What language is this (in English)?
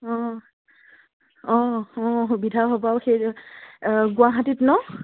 Assamese